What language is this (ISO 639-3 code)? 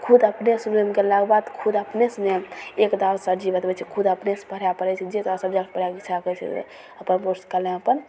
mai